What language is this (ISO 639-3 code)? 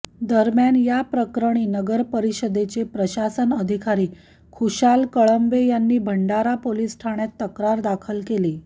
mar